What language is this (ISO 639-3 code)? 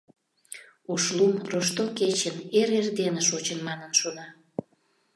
chm